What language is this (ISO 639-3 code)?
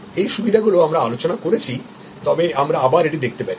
ben